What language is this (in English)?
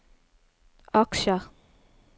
Norwegian